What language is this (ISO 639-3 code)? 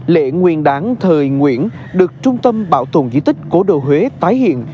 vie